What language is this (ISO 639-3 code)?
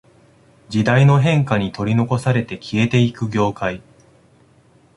jpn